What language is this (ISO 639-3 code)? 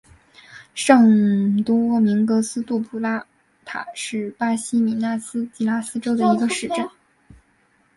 zho